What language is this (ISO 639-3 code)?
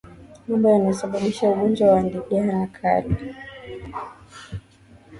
swa